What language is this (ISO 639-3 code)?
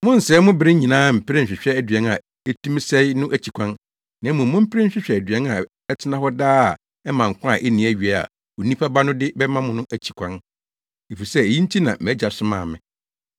aka